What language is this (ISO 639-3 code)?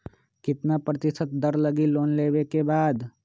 mag